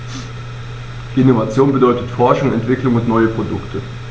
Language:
German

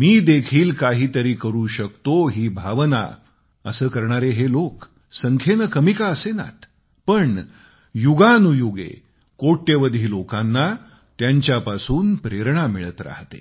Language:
Marathi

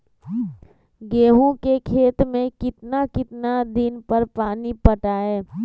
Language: Magahi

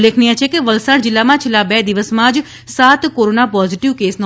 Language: Gujarati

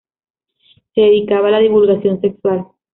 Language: Spanish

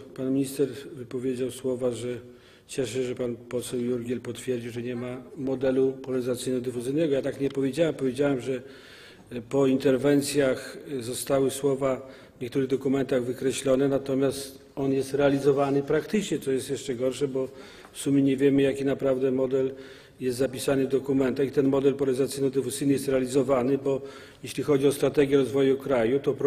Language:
Polish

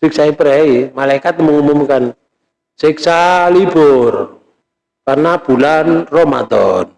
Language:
Indonesian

